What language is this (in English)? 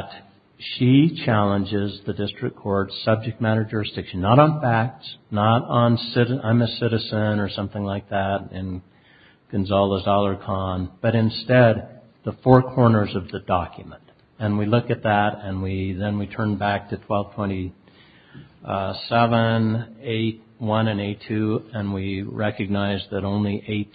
English